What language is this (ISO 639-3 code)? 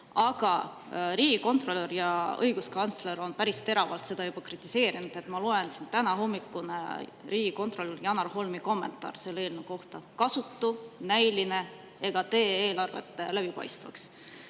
est